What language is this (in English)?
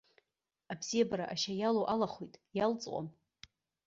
Abkhazian